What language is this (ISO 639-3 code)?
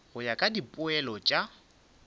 nso